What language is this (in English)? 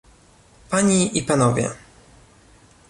Polish